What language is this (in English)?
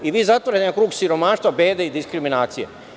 Serbian